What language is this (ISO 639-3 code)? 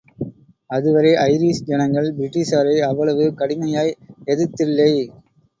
tam